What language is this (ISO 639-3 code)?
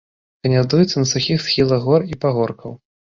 bel